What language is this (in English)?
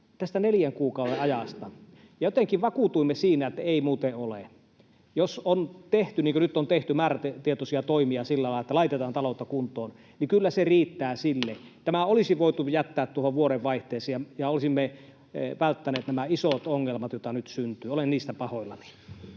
Finnish